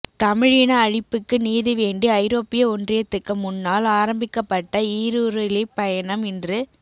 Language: Tamil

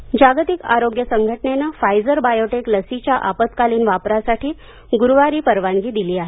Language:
Marathi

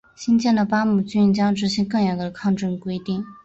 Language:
Chinese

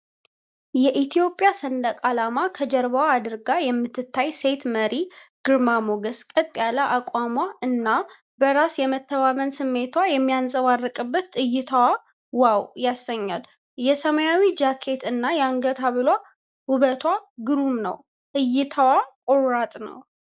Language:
Amharic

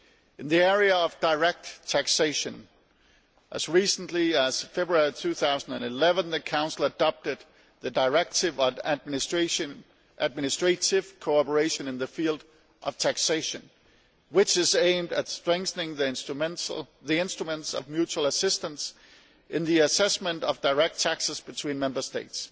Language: English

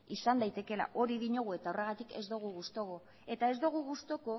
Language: Basque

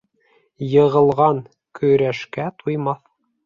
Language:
Bashkir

